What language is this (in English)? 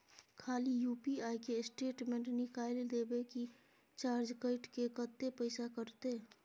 Maithili